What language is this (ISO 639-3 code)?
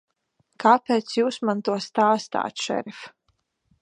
lav